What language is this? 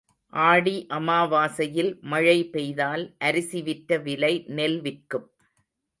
Tamil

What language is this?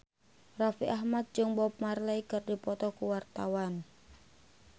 Sundanese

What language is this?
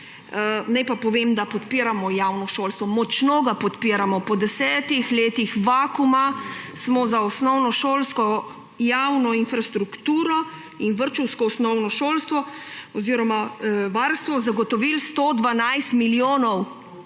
Slovenian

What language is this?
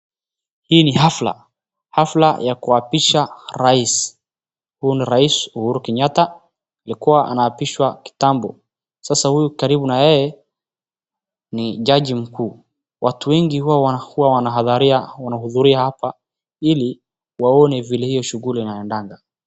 Swahili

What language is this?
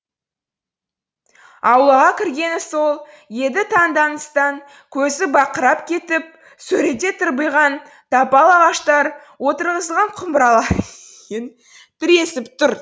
Kazakh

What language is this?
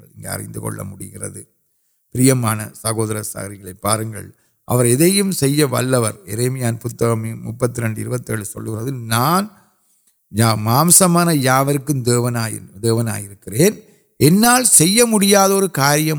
Urdu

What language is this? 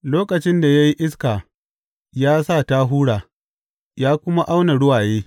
Hausa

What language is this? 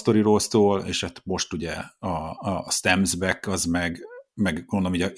Hungarian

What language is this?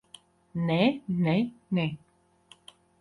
Latvian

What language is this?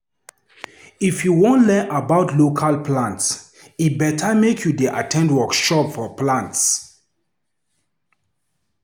Nigerian Pidgin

